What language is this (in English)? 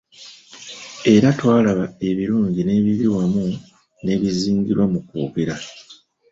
Ganda